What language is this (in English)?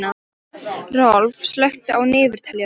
Icelandic